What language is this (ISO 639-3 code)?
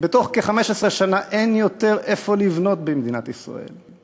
heb